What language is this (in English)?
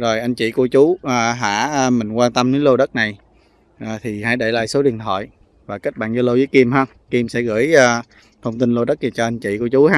Vietnamese